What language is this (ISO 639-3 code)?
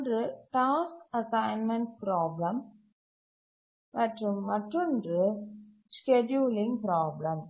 tam